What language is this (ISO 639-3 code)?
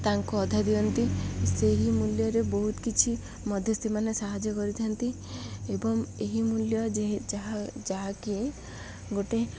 ori